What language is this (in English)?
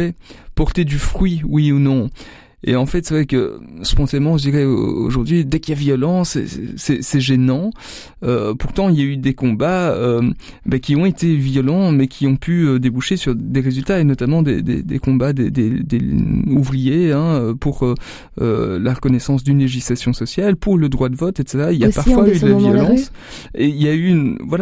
French